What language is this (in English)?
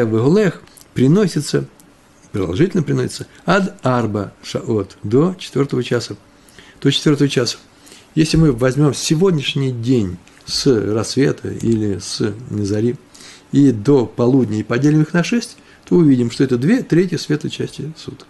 Russian